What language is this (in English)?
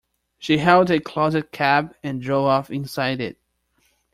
English